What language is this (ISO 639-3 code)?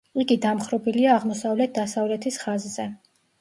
kat